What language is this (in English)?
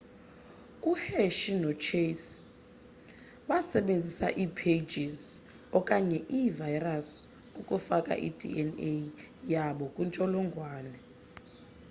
Xhosa